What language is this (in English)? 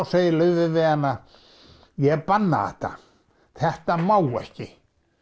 Icelandic